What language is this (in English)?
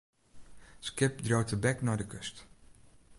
Western Frisian